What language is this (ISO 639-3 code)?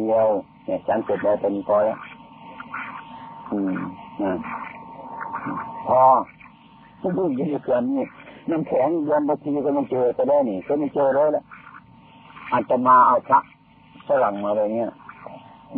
tha